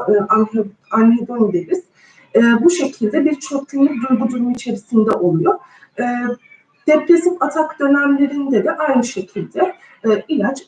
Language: Turkish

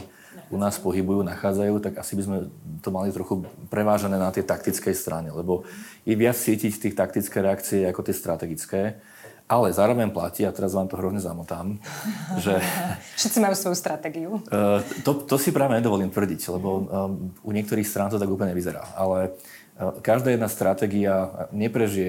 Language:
Slovak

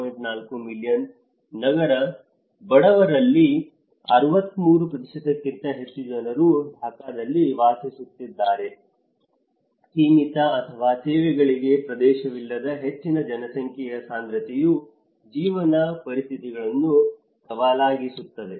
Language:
Kannada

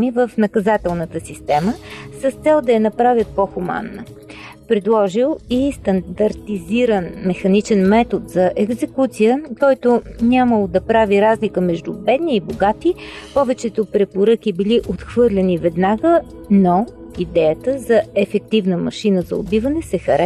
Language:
Bulgarian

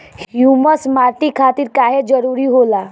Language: Bhojpuri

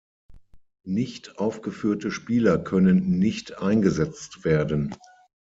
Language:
German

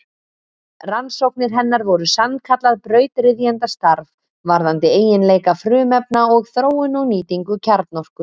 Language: Icelandic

